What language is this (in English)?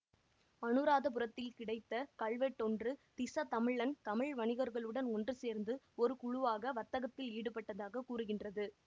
Tamil